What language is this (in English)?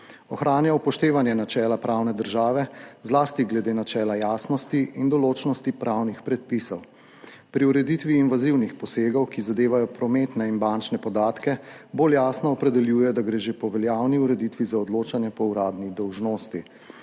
Slovenian